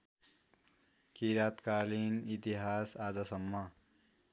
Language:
Nepali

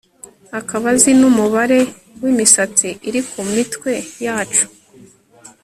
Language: Kinyarwanda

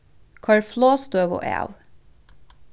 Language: Faroese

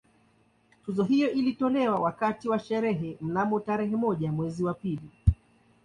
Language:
Swahili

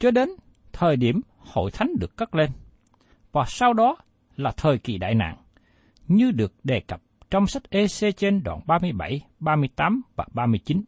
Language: Vietnamese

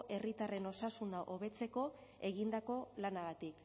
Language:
Basque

